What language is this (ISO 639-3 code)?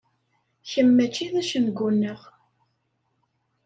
kab